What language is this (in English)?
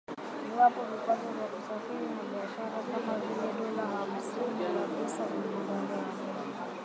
Swahili